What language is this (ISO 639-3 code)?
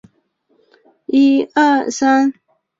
zho